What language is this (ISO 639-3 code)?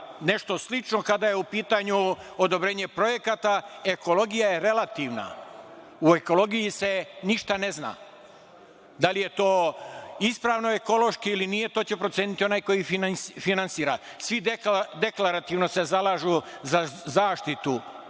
srp